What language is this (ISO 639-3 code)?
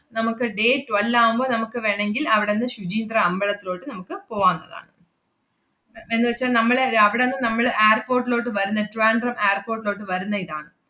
mal